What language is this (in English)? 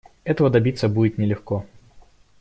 Russian